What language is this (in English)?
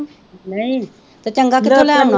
Punjabi